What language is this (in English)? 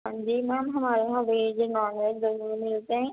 Urdu